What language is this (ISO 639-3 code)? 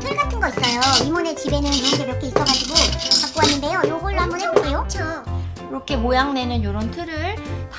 kor